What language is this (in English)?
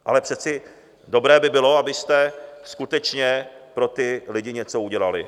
Czech